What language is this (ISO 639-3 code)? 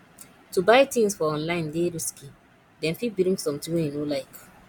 pcm